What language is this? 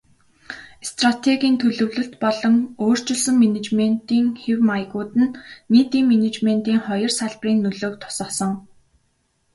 Mongolian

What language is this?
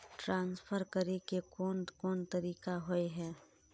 Magahi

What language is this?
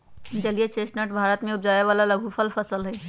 Magahi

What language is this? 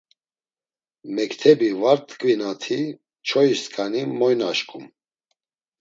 Laz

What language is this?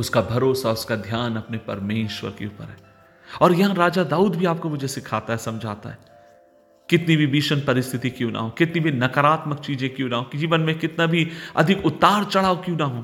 Hindi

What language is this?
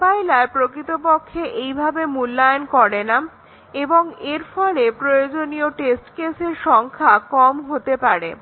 Bangla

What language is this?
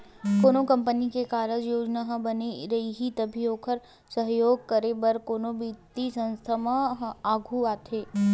Chhattisgarhi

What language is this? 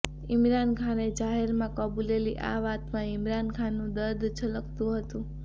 Gujarati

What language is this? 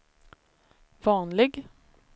Swedish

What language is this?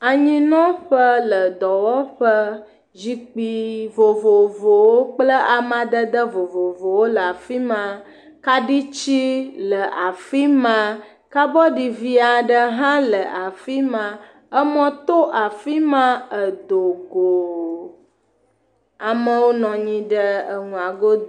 Ewe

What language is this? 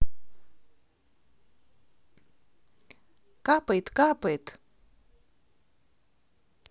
Russian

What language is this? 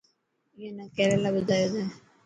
Dhatki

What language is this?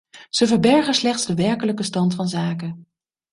Dutch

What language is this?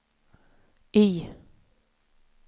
Swedish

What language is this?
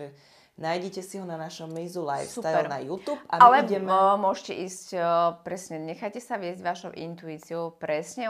Slovak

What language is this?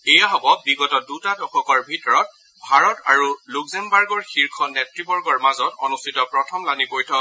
Assamese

